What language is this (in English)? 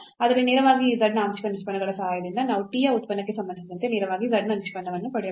Kannada